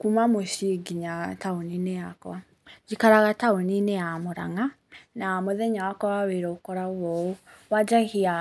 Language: Kikuyu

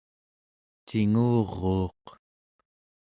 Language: Central Yupik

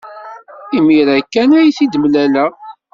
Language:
Kabyle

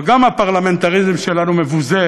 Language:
Hebrew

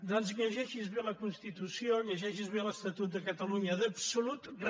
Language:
Catalan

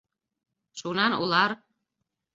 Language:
Bashkir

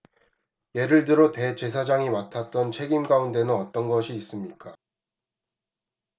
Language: Korean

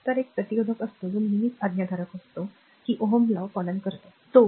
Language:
Marathi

